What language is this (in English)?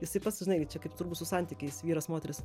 Lithuanian